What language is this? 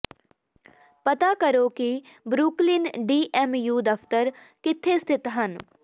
Punjabi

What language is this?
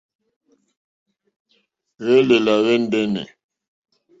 Mokpwe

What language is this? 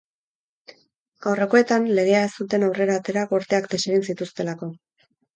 Basque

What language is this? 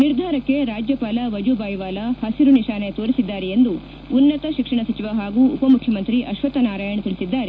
Kannada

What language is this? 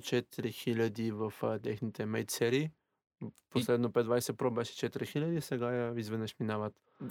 Bulgarian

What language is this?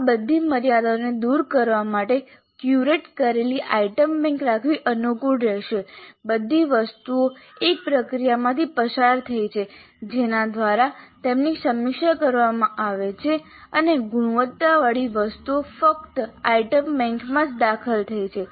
Gujarati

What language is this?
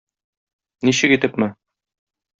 Tatar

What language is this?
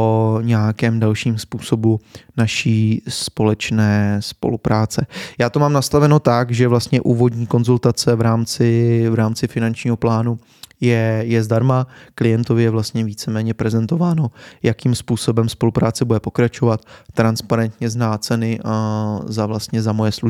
Czech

